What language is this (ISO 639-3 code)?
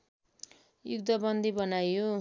nep